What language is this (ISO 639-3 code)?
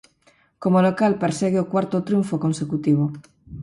glg